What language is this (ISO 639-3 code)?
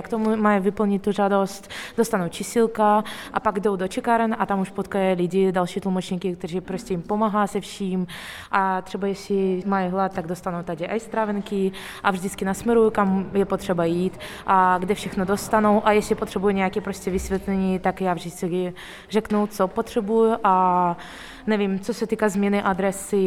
ces